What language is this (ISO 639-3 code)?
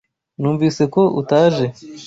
kin